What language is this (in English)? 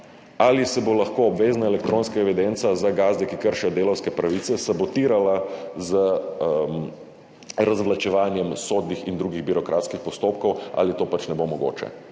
Slovenian